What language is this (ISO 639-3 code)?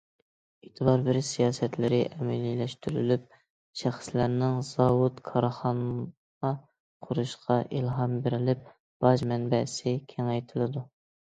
uig